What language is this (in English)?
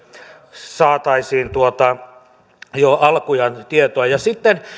Finnish